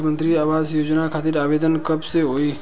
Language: Bhojpuri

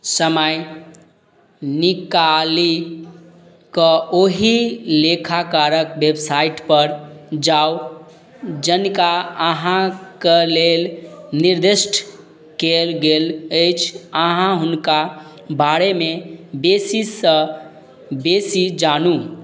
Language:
Maithili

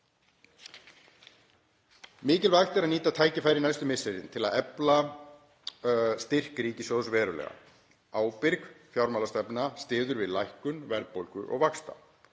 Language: Icelandic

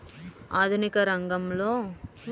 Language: Telugu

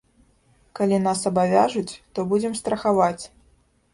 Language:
Belarusian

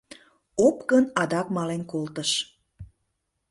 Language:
Mari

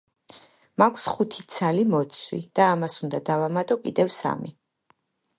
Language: Georgian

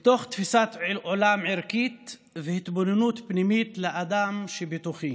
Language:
Hebrew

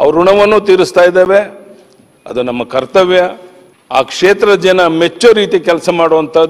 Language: Romanian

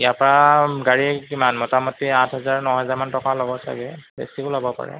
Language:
Assamese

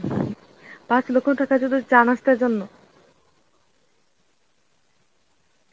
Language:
Bangla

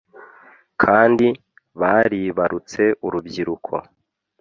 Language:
Kinyarwanda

